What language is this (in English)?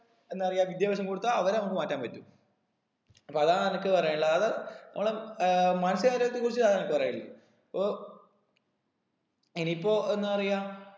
Malayalam